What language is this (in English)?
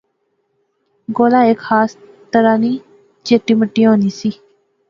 Pahari-Potwari